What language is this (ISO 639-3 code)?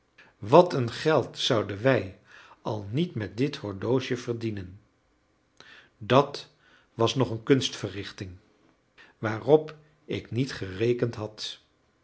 nld